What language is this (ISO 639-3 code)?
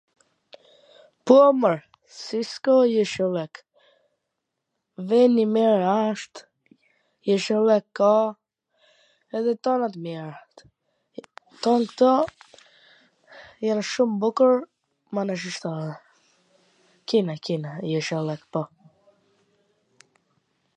aln